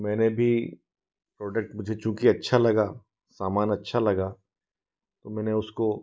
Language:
Hindi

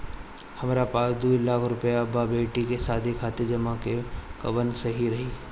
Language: Bhojpuri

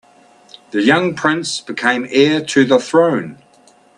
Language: English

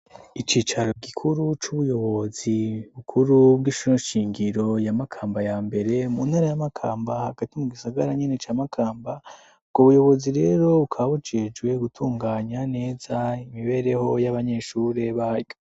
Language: Rundi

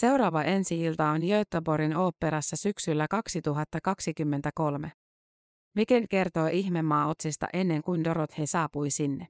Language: Finnish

